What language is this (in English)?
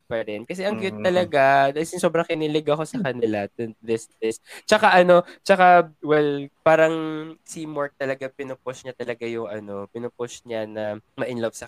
Filipino